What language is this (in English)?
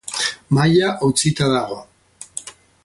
Basque